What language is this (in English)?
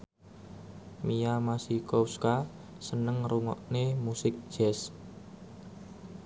Javanese